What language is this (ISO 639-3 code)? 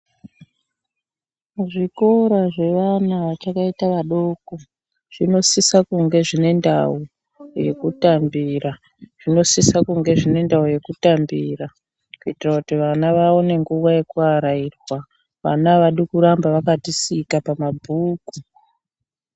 ndc